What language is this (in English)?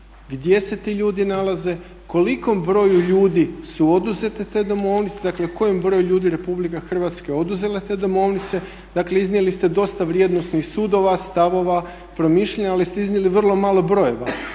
Croatian